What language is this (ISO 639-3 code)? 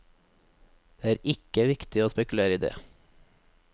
nor